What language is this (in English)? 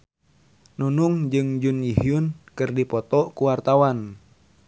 Sundanese